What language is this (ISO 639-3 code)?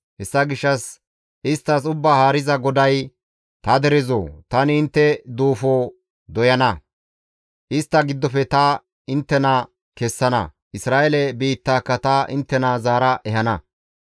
gmv